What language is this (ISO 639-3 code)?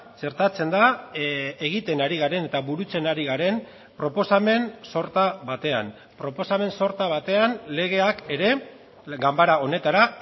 eus